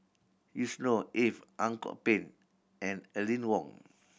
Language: English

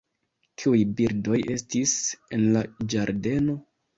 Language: Esperanto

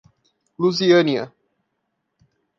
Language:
Portuguese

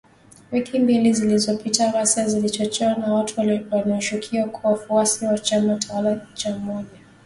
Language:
Swahili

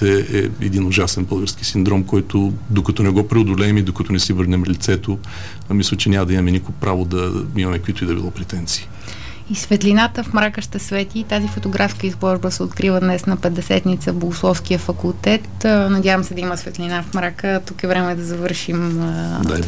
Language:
Bulgarian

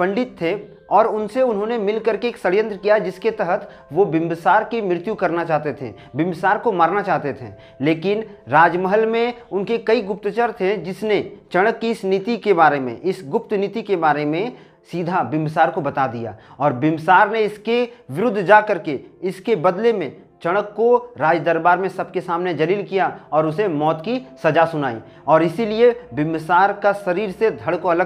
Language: Hindi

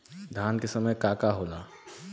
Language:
Bhojpuri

